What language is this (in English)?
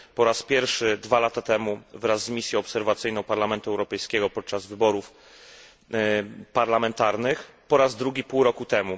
Polish